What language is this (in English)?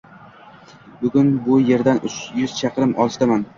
Uzbek